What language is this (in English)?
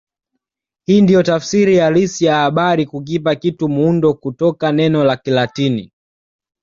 Swahili